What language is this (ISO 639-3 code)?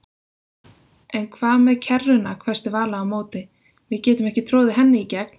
isl